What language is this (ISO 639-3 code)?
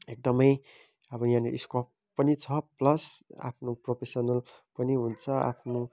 nep